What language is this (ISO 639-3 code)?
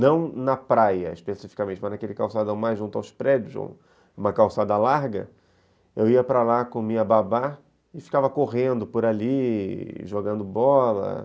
por